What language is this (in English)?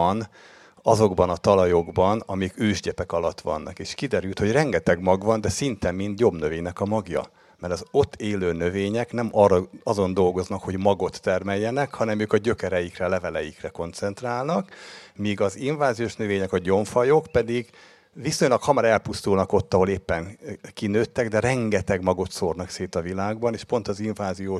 Hungarian